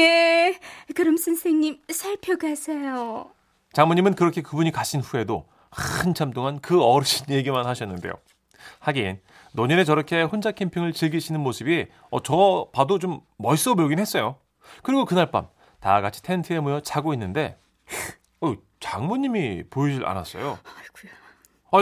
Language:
Korean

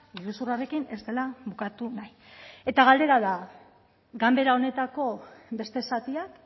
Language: Basque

